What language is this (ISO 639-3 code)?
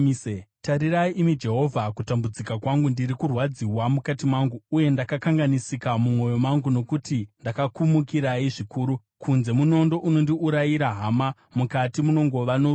sna